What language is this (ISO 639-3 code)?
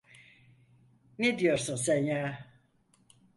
tur